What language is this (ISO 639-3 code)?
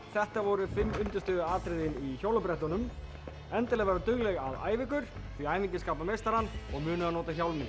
isl